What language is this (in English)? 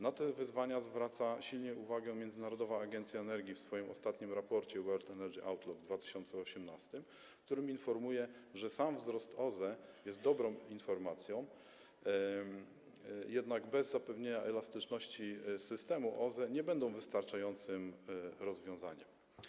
Polish